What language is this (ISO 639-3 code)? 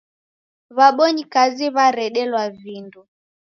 dav